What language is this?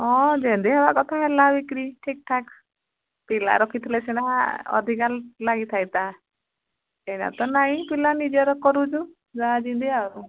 Odia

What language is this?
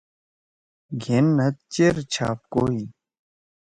Torwali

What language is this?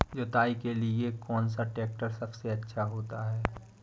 Hindi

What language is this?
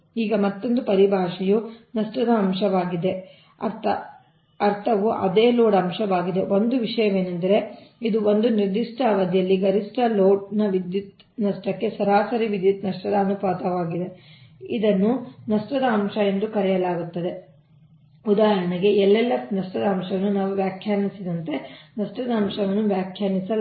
Kannada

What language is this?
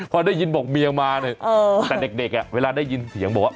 Thai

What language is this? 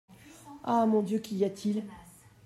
French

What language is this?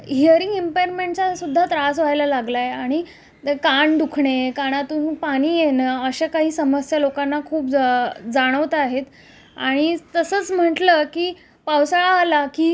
Marathi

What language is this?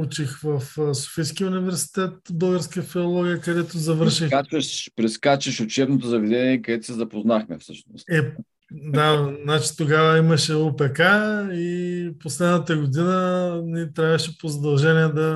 Bulgarian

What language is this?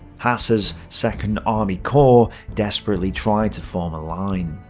English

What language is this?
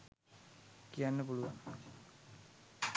Sinhala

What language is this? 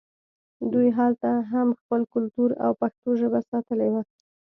Pashto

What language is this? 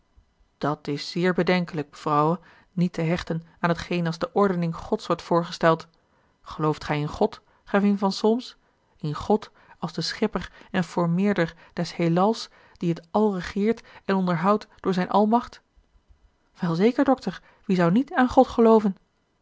Dutch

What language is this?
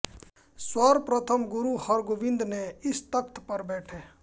Hindi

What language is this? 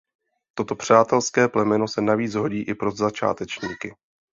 Czech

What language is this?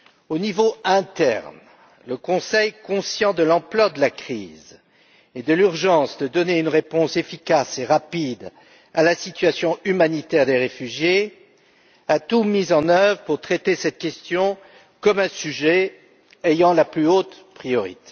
French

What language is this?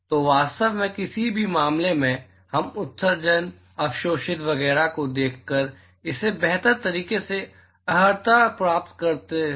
Hindi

